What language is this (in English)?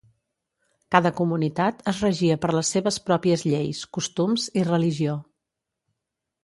Catalan